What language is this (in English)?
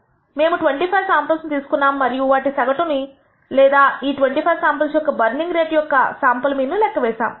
Telugu